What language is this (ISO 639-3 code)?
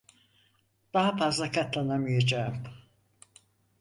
tur